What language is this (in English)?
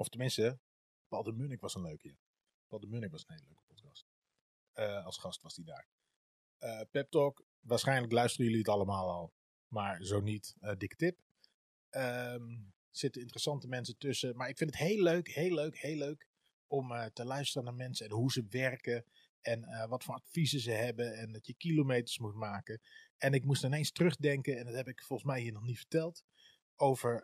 Dutch